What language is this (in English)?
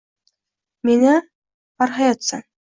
Uzbek